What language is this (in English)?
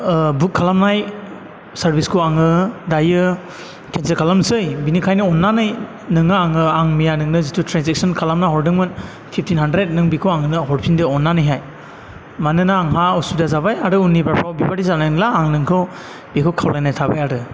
Bodo